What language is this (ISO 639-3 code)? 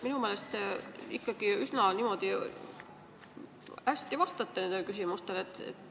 est